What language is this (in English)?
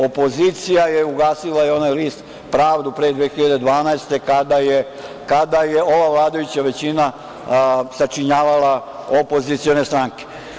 Serbian